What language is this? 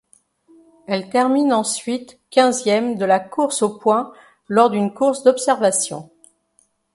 French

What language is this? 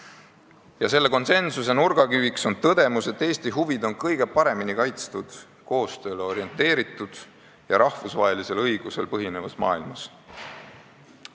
Estonian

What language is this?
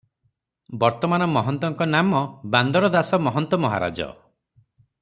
Odia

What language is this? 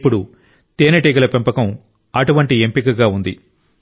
Telugu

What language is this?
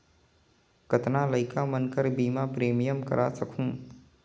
Chhattisgarhi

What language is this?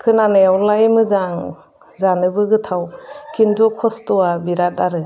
Bodo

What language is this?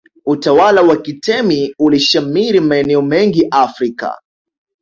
Swahili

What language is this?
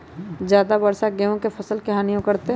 Magahi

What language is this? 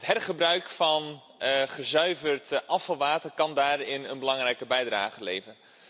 Dutch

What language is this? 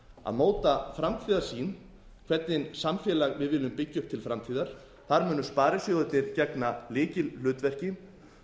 Icelandic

